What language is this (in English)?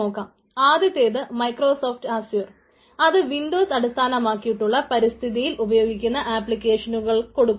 Malayalam